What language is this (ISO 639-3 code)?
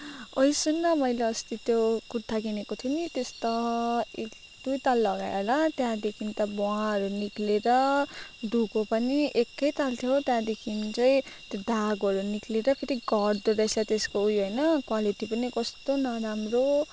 nep